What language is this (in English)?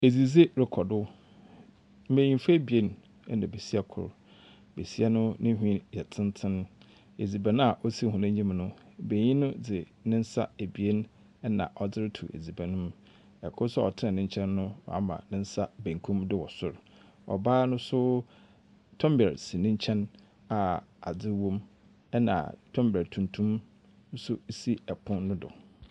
Akan